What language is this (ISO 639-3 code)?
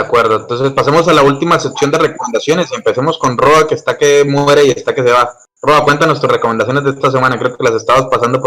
spa